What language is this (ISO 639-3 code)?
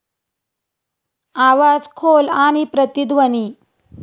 mar